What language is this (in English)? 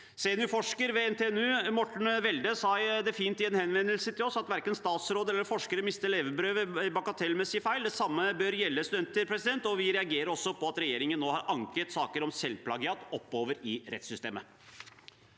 Norwegian